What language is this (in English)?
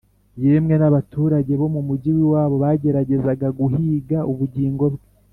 Kinyarwanda